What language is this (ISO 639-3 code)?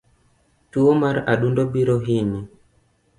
luo